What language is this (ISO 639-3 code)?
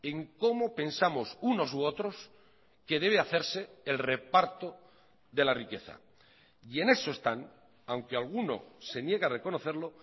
spa